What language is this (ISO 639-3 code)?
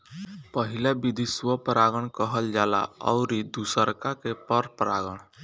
bho